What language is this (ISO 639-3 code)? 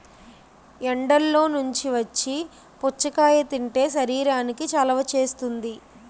tel